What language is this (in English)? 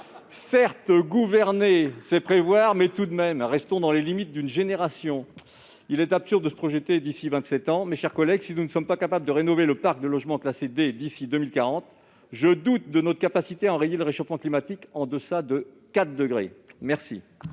French